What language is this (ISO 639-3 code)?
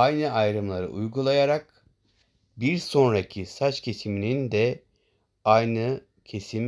tur